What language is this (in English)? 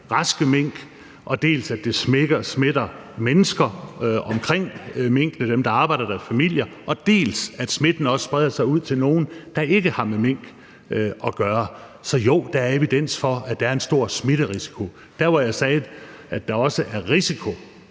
Danish